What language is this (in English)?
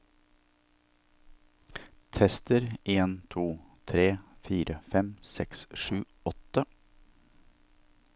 Norwegian